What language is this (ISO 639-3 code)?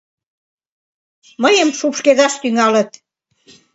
chm